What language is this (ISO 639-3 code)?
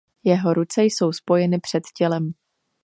ces